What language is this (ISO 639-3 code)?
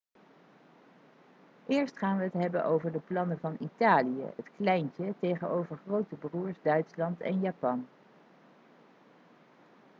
nld